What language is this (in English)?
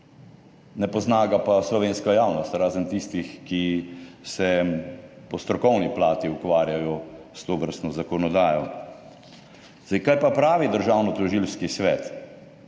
Slovenian